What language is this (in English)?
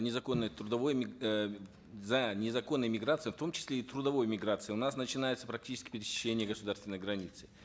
Kazakh